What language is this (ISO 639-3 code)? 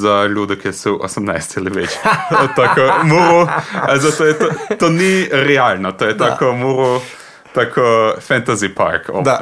hrv